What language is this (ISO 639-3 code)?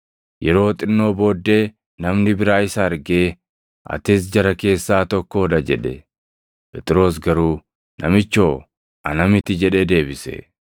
orm